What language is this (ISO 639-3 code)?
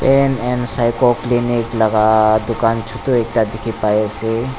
nag